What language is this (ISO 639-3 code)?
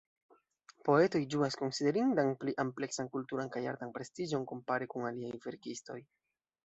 epo